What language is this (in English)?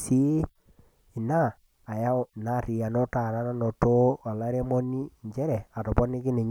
Masai